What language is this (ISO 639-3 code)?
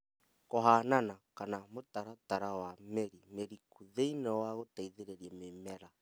kik